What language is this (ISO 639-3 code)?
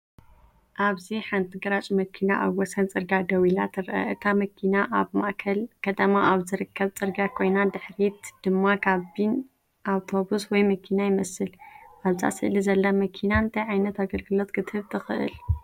tir